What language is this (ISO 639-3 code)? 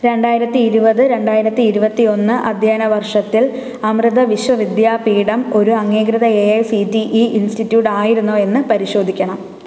mal